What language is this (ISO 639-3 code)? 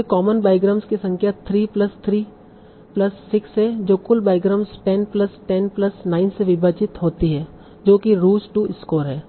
hin